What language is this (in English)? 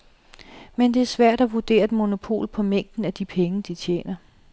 Danish